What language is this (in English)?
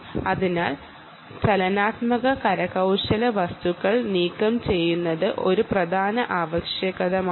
Malayalam